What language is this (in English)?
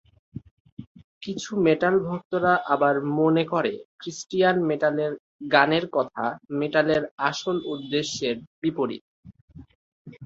Bangla